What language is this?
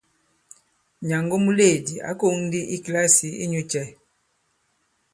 Bankon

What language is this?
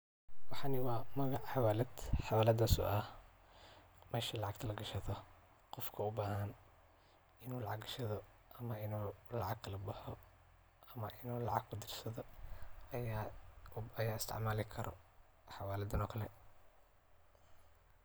Somali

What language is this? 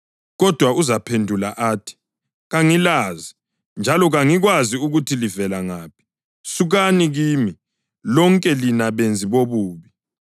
North Ndebele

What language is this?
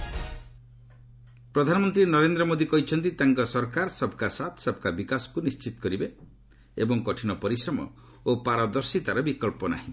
Odia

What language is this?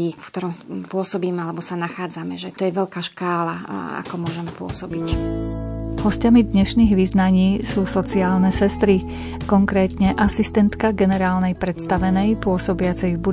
Slovak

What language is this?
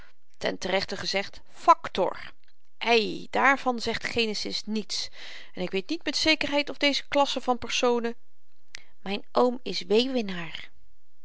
Dutch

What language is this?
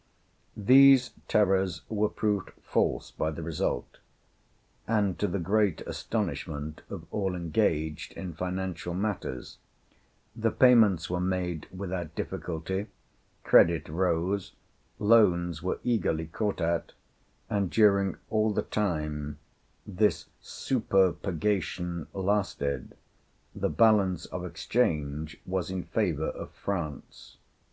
English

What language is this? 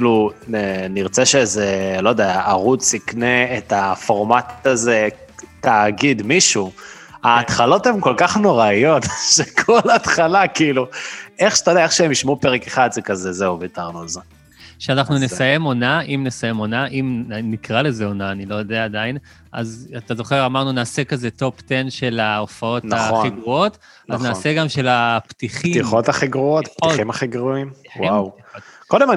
Hebrew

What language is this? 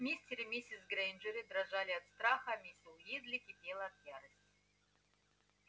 Russian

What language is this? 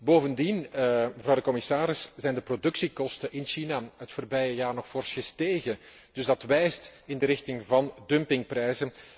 Dutch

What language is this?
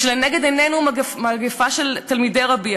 Hebrew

